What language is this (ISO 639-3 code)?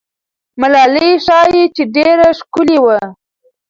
pus